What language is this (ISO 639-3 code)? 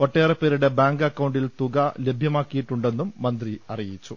mal